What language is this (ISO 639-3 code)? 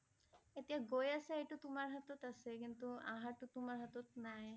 asm